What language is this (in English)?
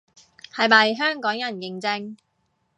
Cantonese